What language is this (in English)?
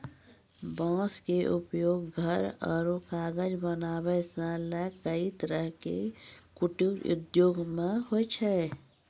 Maithili